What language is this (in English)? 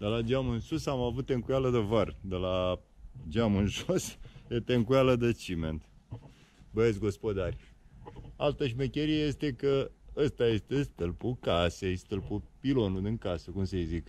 Romanian